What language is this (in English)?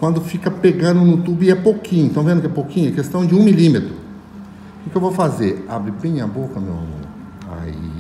Portuguese